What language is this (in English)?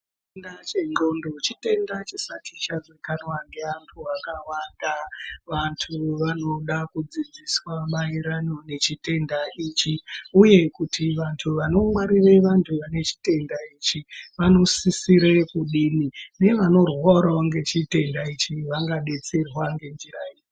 Ndau